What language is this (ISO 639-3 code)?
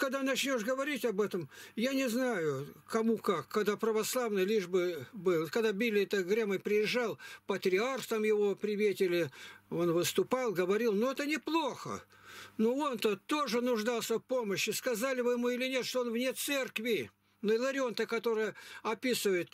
rus